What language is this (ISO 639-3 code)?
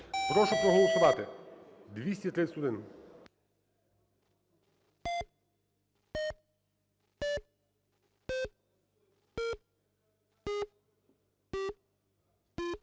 ukr